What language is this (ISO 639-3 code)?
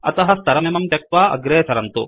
san